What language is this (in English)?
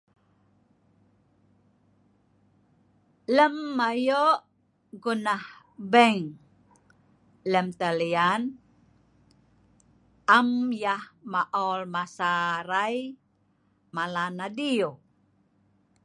Sa'ban